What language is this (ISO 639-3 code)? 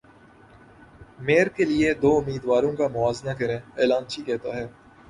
urd